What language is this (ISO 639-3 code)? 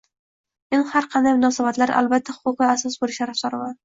uzb